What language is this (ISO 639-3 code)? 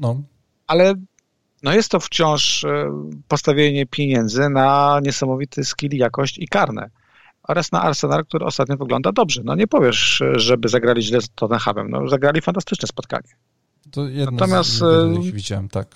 pol